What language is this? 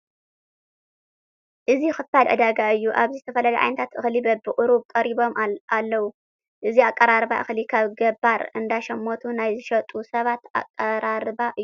Tigrinya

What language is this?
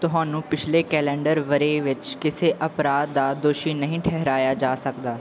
Punjabi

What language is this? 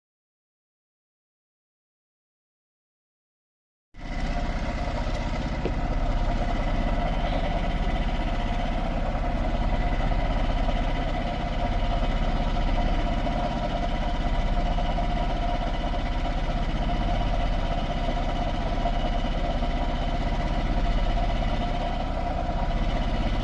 Indonesian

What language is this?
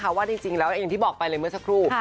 Thai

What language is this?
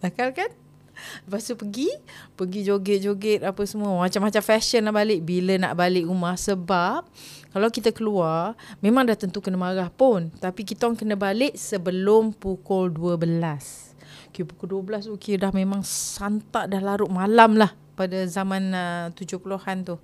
Malay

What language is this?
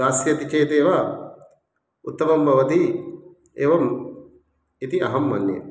Sanskrit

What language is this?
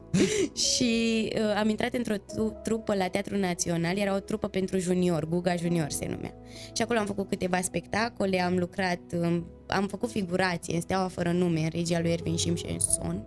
Romanian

